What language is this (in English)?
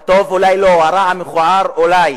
Hebrew